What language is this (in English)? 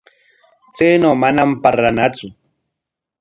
Corongo Ancash Quechua